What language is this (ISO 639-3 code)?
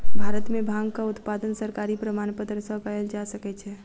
mai